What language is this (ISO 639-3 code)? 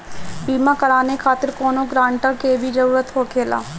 bho